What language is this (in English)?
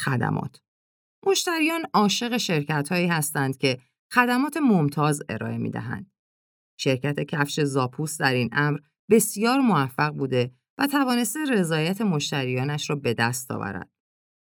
Persian